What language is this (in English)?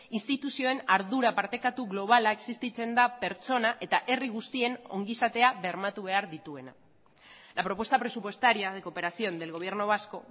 Basque